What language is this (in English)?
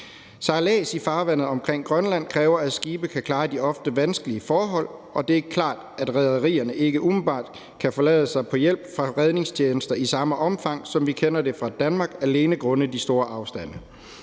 Danish